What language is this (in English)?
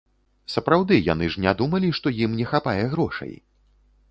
Belarusian